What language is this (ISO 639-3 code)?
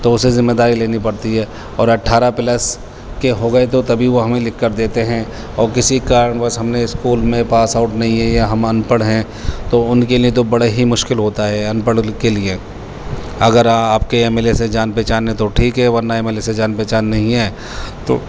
urd